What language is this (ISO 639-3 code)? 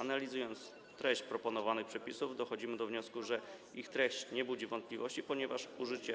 pol